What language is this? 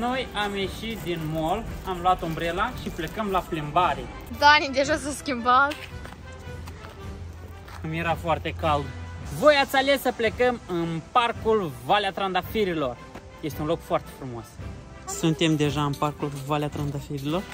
Romanian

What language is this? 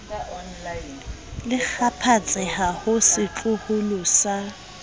Southern Sotho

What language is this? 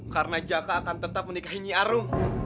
Indonesian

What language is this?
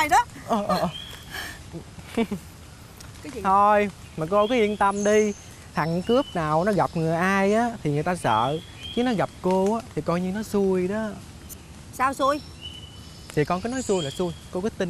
Vietnamese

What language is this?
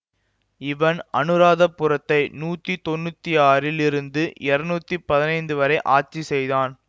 Tamil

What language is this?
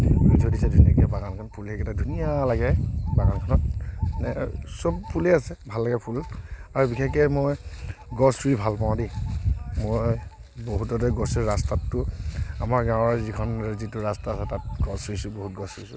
Assamese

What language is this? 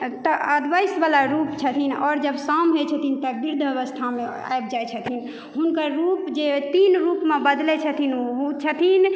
Maithili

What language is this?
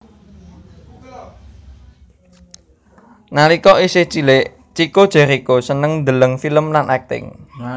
Javanese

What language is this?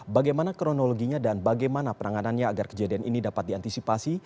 Indonesian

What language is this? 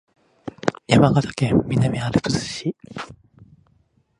Japanese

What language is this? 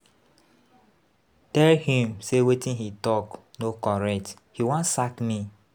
Nigerian Pidgin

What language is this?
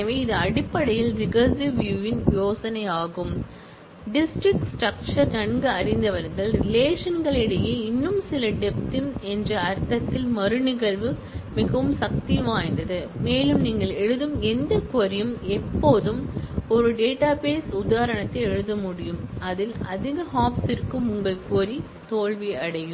Tamil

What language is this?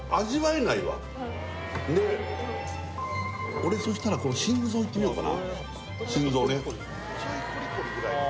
Japanese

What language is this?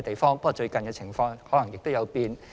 Cantonese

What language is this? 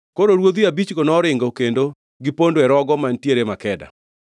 Luo (Kenya and Tanzania)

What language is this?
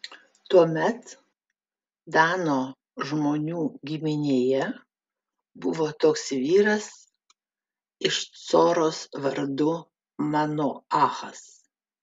Lithuanian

